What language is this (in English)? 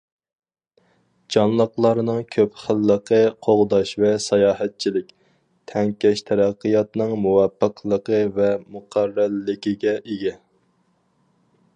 Uyghur